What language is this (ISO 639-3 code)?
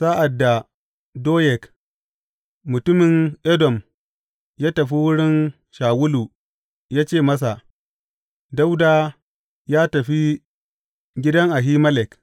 hau